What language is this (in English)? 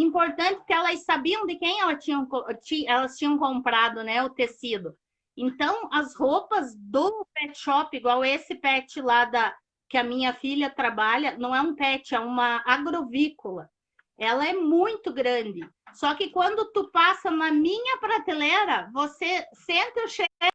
Portuguese